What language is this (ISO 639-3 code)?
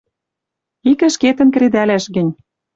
mrj